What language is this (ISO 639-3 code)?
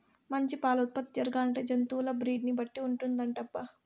tel